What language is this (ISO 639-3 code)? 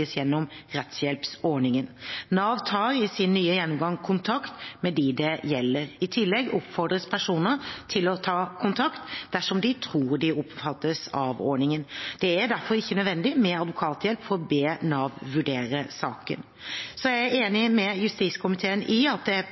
nob